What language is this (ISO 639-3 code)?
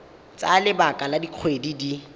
tsn